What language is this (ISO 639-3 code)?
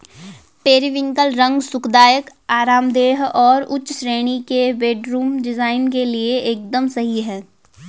hin